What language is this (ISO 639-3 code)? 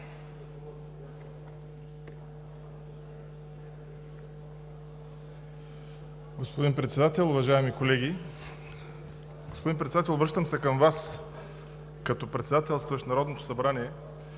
bul